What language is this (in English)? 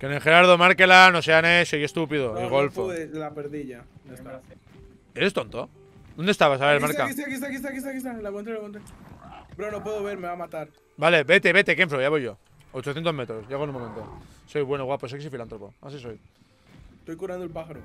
Spanish